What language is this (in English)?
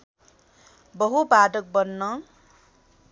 Nepali